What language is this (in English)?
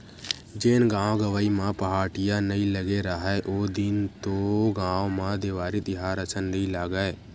Chhattisgarhi